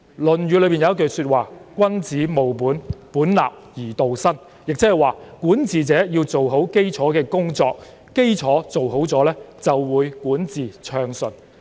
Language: Cantonese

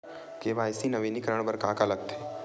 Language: Chhattisgarhi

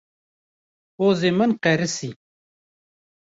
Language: Kurdish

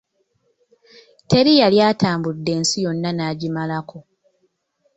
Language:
Ganda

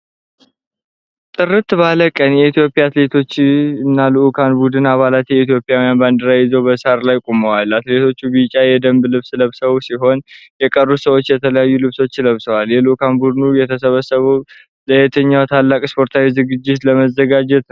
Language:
Amharic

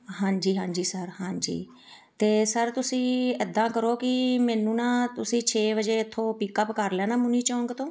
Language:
Punjabi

